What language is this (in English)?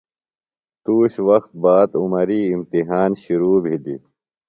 Phalura